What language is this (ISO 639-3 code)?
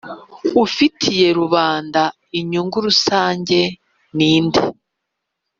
kin